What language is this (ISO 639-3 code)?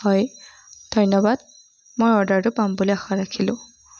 asm